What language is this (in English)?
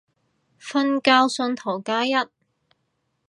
Cantonese